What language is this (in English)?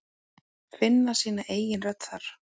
Icelandic